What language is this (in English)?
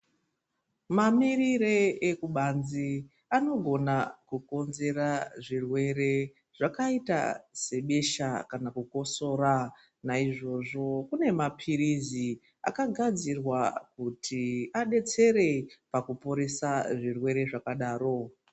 Ndau